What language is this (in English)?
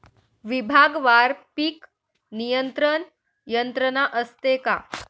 Marathi